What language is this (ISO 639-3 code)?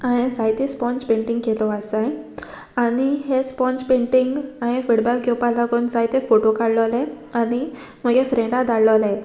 kok